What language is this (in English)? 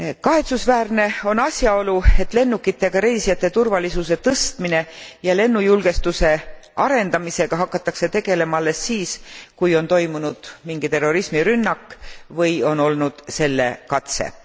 Estonian